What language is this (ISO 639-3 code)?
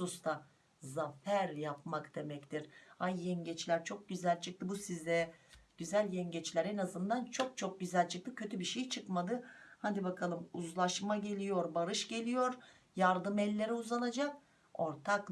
tur